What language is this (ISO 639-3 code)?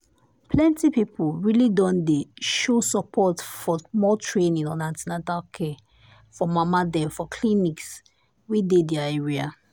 pcm